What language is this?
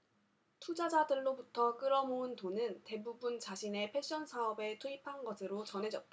Korean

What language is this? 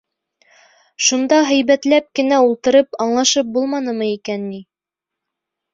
Bashkir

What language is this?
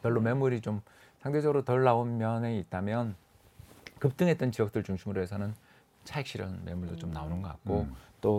Korean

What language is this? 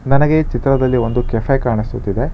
Kannada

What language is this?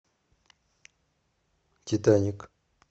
Russian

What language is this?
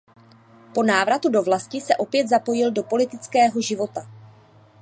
Czech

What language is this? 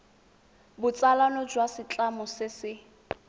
Tswana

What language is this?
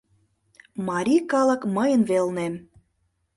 Mari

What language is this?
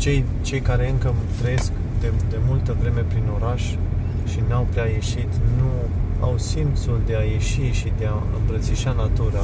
Romanian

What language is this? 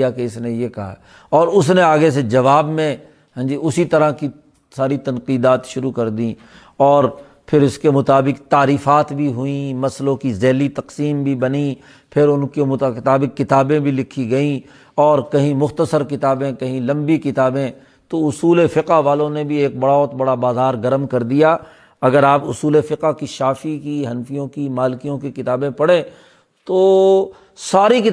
Urdu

